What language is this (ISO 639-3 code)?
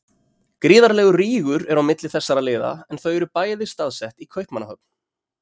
isl